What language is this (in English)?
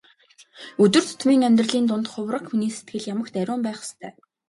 Mongolian